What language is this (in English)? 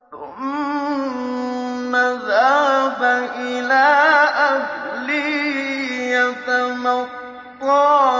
Arabic